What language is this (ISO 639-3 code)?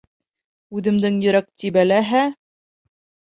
bak